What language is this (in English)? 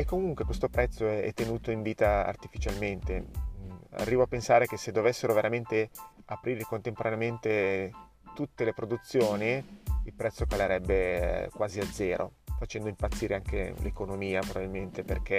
Italian